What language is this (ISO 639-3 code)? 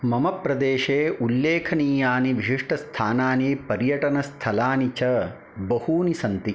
san